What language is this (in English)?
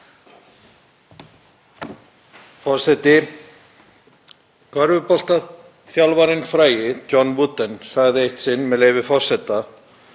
Icelandic